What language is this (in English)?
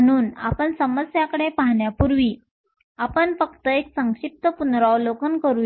Marathi